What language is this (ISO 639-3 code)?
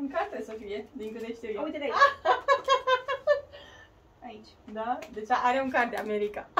ron